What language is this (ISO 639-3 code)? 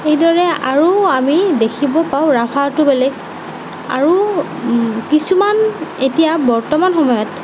asm